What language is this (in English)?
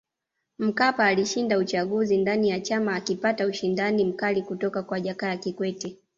Swahili